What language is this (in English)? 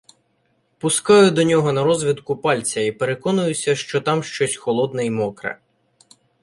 Ukrainian